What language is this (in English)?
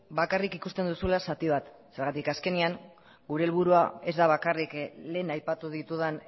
Basque